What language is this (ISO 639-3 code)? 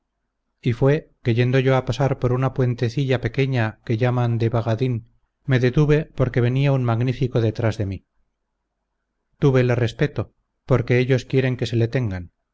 spa